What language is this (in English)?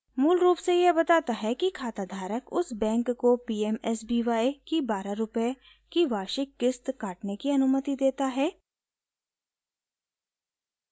Hindi